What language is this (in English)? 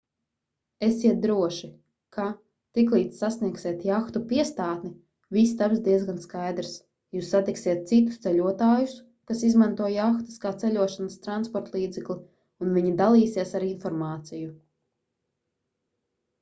Latvian